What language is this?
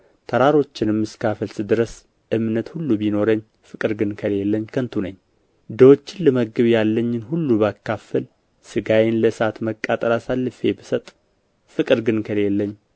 Amharic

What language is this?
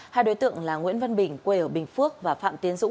Vietnamese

